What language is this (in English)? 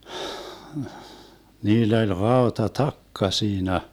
Finnish